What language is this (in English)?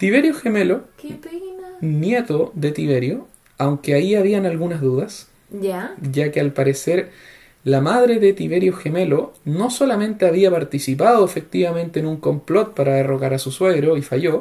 Spanish